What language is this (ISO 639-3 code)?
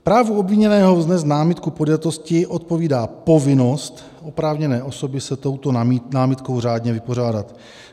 ces